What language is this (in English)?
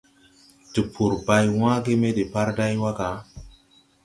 Tupuri